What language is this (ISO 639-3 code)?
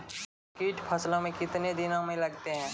mai